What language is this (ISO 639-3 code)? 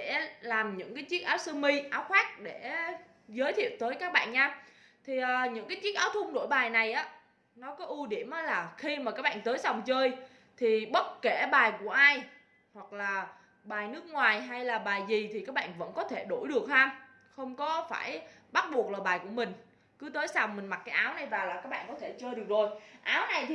vie